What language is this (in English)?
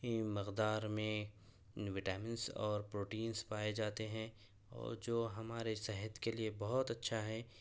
Urdu